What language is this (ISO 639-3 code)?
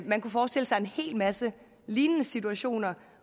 dan